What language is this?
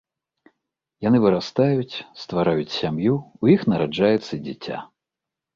Belarusian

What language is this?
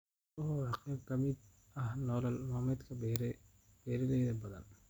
Somali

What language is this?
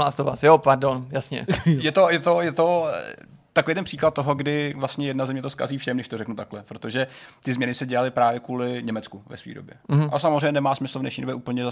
Czech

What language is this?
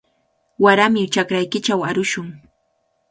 Cajatambo North Lima Quechua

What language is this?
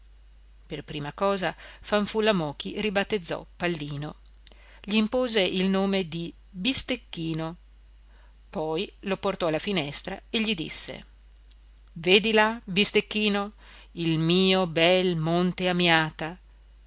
Italian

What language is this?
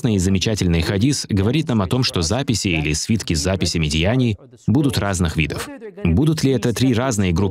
Russian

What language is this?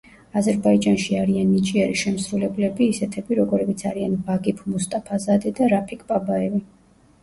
Georgian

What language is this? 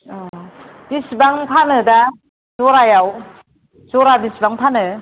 Bodo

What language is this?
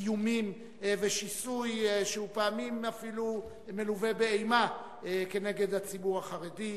Hebrew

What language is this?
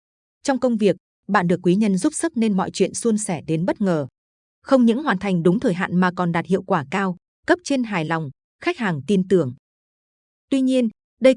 Vietnamese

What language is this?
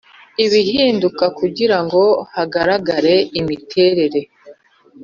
Kinyarwanda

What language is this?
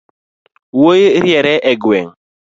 Luo (Kenya and Tanzania)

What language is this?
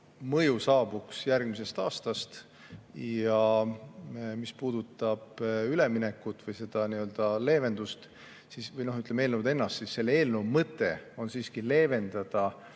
Estonian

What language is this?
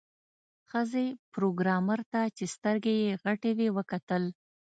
Pashto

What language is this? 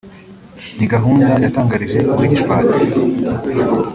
Kinyarwanda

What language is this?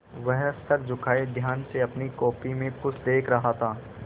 Hindi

